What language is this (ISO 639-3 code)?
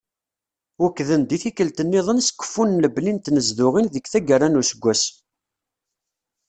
kab